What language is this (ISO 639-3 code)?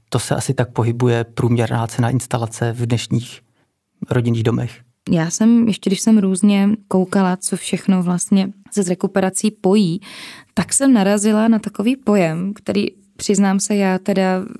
ces